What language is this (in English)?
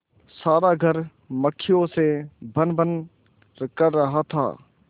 Hindi